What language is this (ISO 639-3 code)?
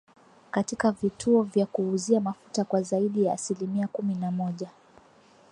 swa